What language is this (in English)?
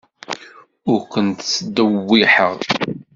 Kabyle